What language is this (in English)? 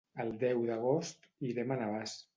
Catalan